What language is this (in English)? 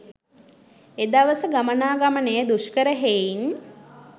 Sinhala